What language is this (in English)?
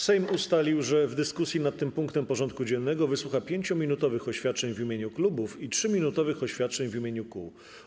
Polish